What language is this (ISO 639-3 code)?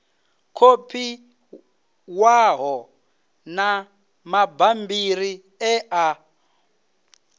ven